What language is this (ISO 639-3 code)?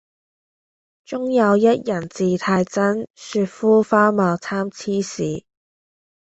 yue